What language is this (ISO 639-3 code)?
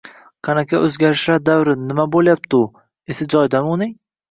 uzb